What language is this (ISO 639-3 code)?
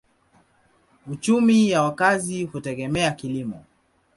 swa